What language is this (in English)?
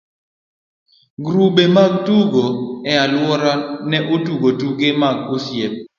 Luo (Kenya and Tanzania)